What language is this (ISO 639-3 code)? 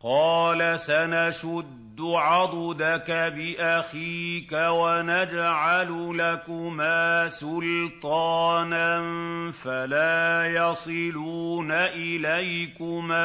ara